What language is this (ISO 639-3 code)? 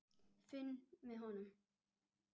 isl